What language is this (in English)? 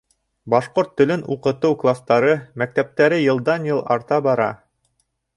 Bashkir